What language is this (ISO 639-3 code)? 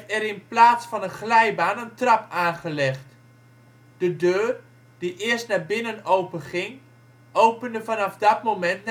nld